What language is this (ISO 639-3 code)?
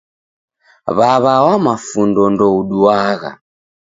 dav